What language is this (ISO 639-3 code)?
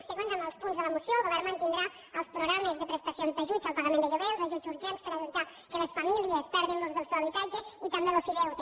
cat